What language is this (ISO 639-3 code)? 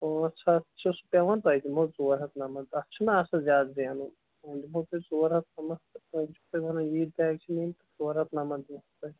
kas